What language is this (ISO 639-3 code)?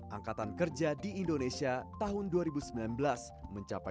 ind